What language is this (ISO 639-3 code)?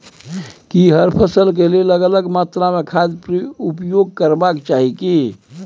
mai